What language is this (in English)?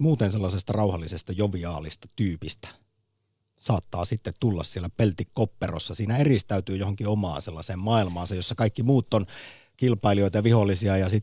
Finnish